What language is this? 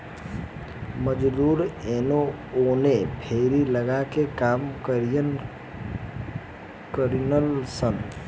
Bhojpuri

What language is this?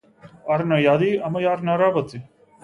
Macedonian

